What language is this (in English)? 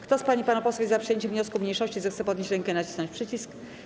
Polish